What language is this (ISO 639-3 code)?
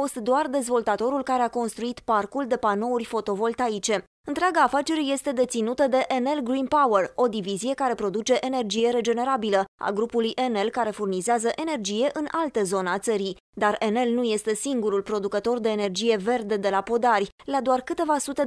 ron